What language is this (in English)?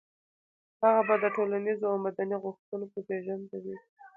Pashto